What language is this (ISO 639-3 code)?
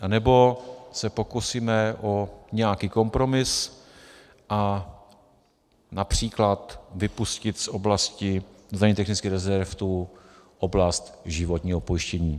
ces